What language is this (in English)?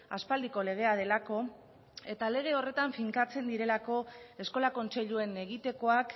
Basque